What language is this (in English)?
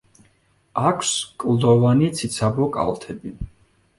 Georgian